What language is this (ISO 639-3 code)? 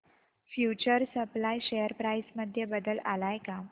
mar